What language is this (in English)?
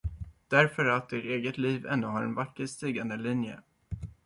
Swedish